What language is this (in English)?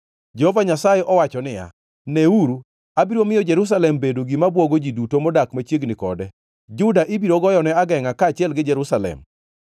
Luo (Kenya and Tanzania)